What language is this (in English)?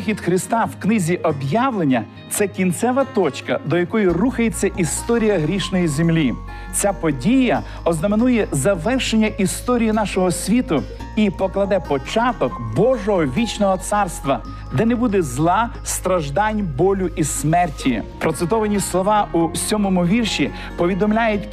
Ukrainian